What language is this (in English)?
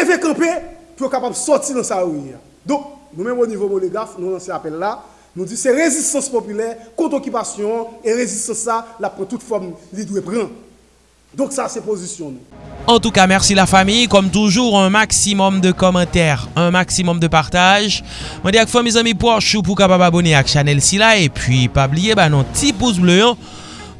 French